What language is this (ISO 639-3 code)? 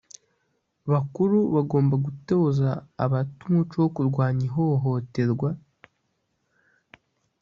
kin